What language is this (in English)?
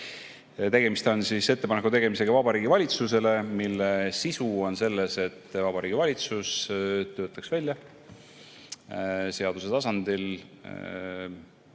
Estonian